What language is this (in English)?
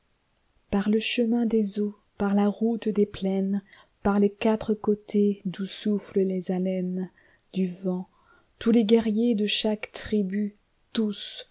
French